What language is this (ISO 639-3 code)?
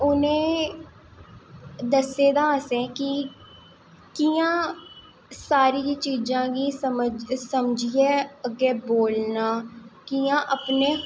doi